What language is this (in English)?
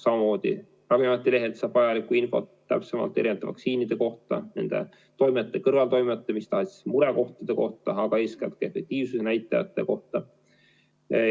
Estonian